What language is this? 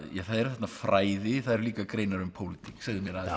Icelandic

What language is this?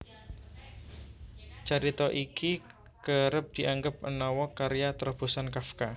Javanese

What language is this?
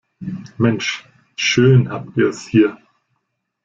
German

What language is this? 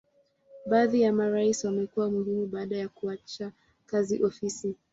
Swahili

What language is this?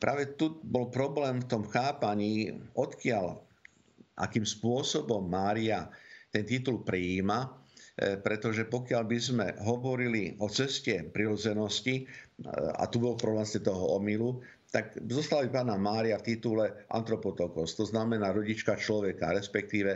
Slovak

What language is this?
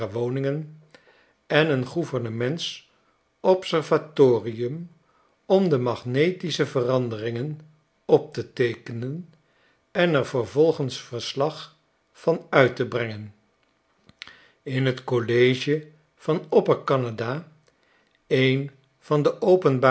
Dutch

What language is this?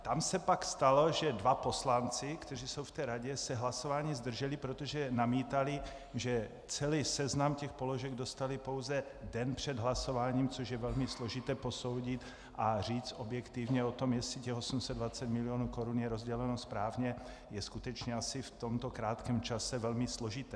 Czech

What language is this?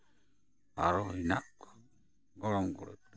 Santali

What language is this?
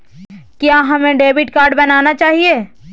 Magahi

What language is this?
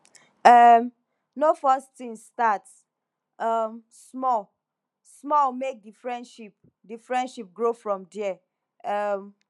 Nigerian Pidgin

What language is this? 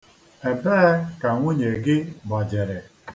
Igbo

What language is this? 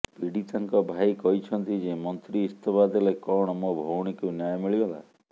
Odia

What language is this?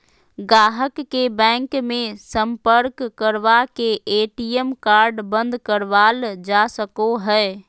Magahi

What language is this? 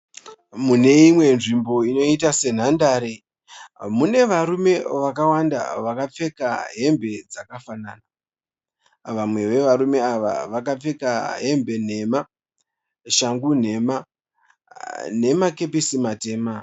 Shona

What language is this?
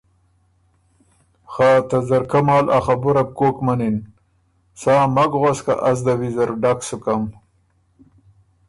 Ormuri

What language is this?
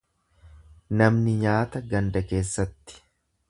Oromo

